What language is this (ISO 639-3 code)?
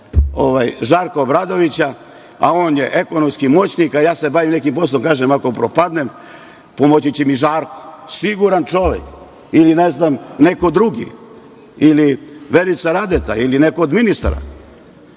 srp